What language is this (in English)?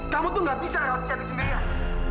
Indonesian